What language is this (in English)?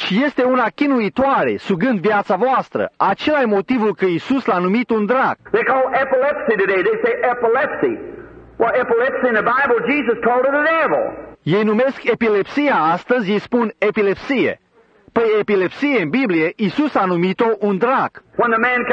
Romanian